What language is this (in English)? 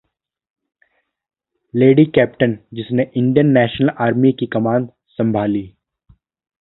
Hindi